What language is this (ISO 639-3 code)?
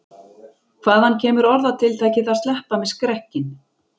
isl